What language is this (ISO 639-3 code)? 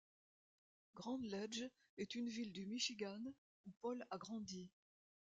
fra